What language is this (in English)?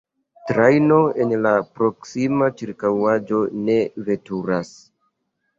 Esperanto